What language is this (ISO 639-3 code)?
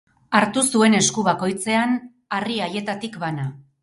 eus